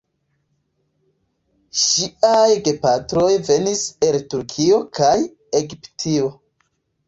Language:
Esperanto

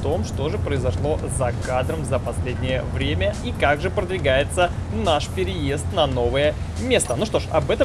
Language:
Russian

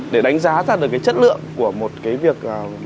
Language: Vietnamese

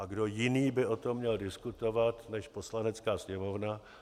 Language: Czech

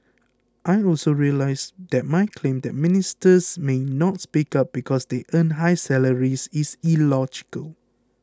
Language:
English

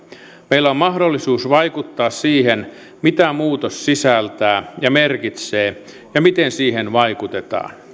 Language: Finnish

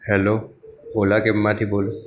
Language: Gujarati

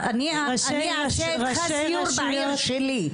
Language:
Hebrew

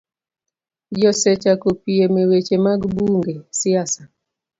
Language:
Luo (Kenya and Tanzania)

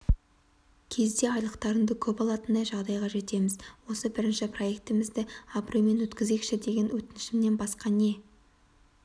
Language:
Kazakh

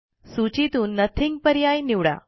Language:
Marathi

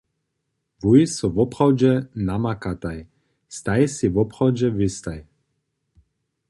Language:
Upper Sorbian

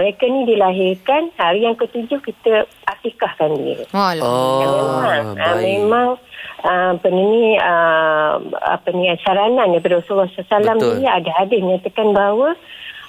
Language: Malay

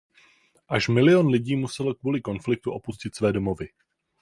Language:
Czech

